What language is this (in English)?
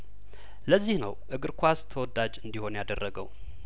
Amharic